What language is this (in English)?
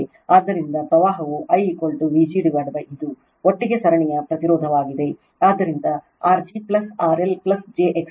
Kannada